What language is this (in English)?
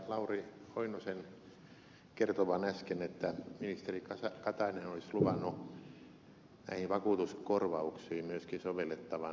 Finnish